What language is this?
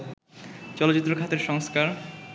Bangla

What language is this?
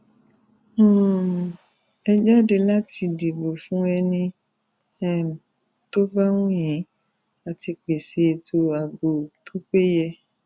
Yoruba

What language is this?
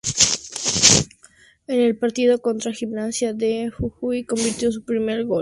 Spanish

